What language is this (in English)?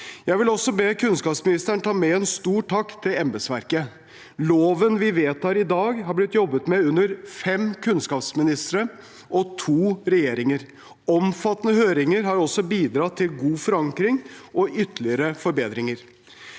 Norwegian